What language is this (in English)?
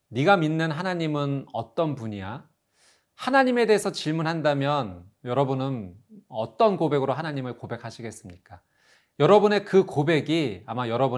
Korean